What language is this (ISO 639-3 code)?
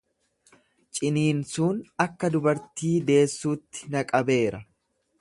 orm